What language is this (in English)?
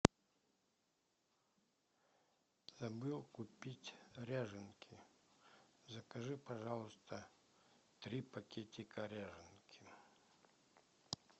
Russian